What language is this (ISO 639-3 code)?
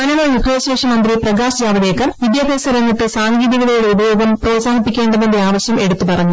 mal